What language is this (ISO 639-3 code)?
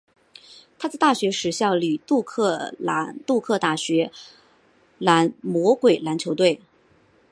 zho